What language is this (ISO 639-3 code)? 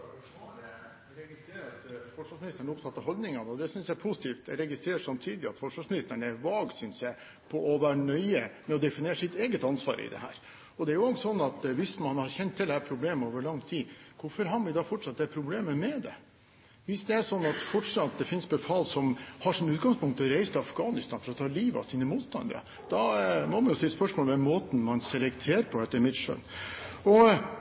nob